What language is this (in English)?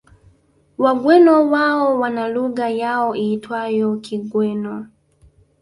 Swahili